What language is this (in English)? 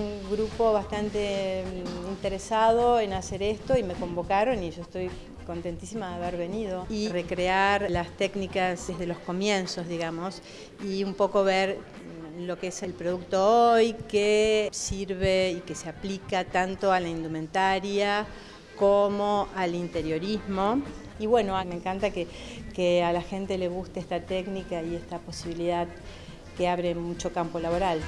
Spanish